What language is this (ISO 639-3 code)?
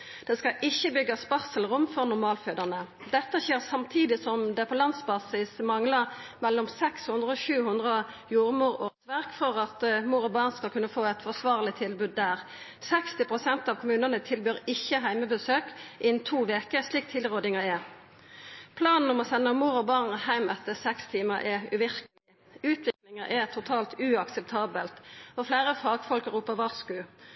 nno